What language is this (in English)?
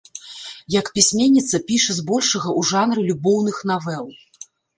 Belarusian